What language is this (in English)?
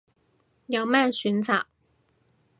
Cantonese